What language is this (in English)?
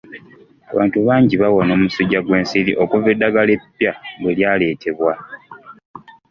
Ganda